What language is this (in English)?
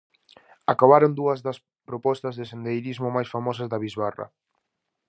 Galician